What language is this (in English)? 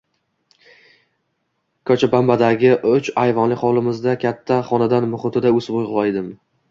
Uzbek